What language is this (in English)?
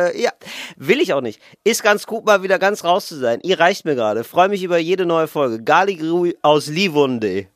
German